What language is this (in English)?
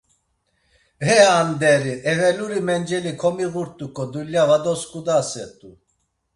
Laz